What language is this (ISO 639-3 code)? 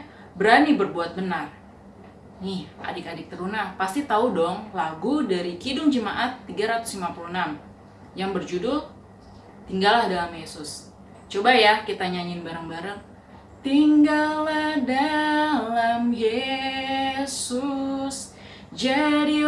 ind